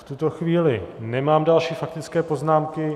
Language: Czech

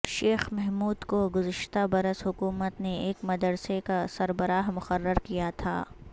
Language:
Urdu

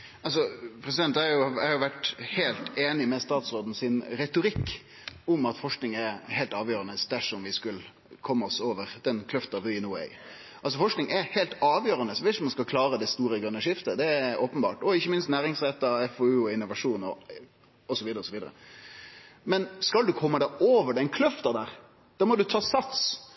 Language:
Norwegian Nynorsk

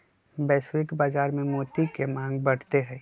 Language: Magahi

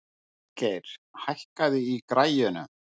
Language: Icelandic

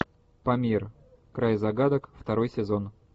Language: Russian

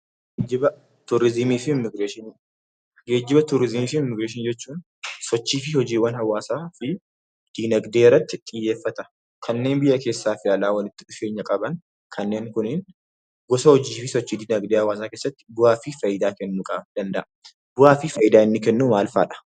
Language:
Oromo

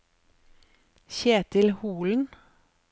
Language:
Norwegian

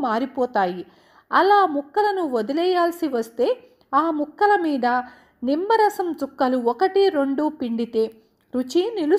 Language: Hindi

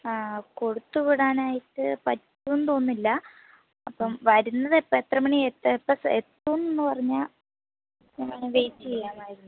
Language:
Malayalam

